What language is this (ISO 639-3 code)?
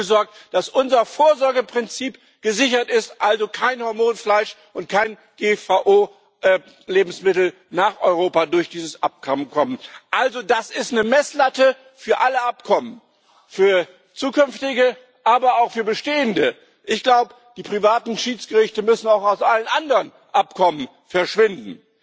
deu